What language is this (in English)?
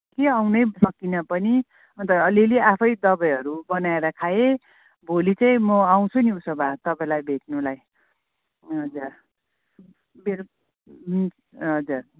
Nepali